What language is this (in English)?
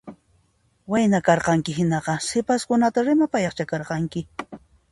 Puno Quechua